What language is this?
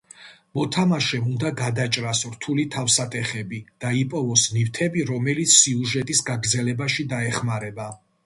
Georgian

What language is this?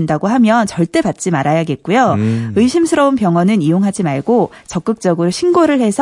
Korean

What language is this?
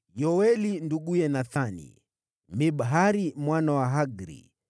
Swahili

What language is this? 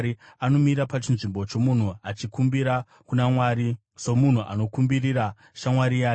Shona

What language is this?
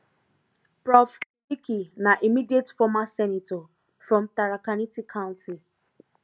Nigerian Pidgin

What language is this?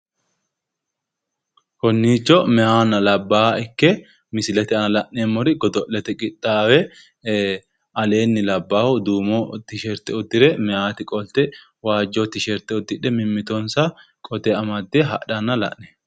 Sidamo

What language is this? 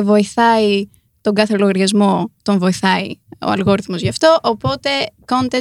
Greek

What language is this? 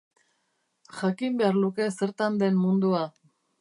Basque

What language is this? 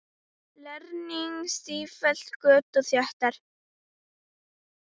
Icelandic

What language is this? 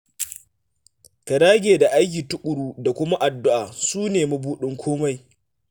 Hausa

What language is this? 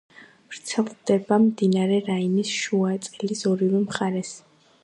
Georgian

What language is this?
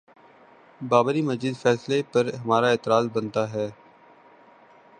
Urdu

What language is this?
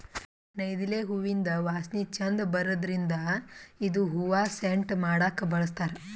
Kannada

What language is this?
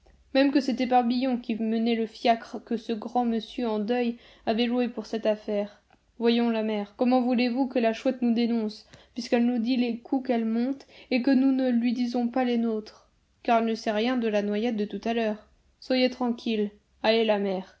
French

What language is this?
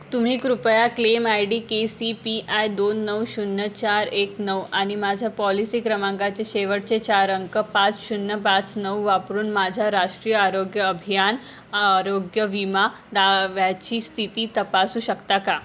Marathi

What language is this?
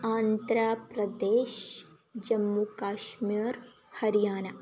Sanskrit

